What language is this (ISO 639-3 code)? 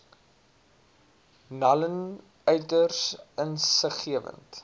afr